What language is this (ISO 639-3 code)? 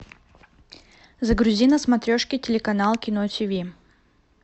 rus